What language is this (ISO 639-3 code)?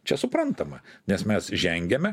lit